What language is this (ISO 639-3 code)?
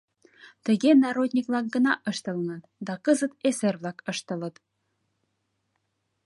chm